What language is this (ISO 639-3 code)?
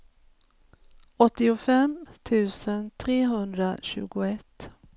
swe